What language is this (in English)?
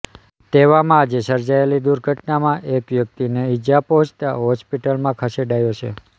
Gujarati